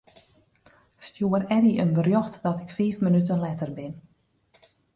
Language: Western Frisian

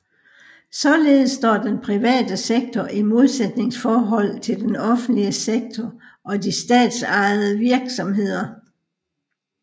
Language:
Danish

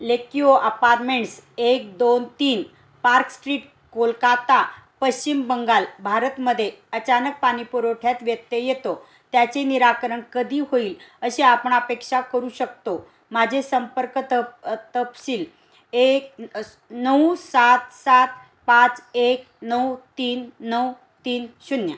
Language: Marathi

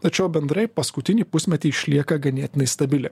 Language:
Lithuanian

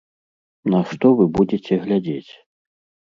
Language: Belarusian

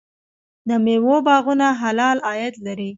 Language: Pashto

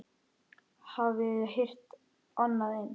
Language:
Icelandic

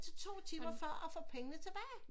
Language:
Danish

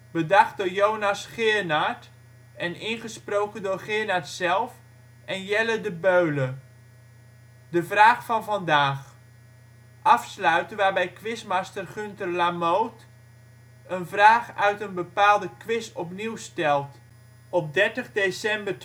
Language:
Dutch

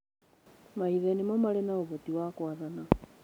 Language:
Kikuyu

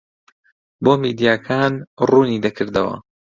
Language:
Central Kurdish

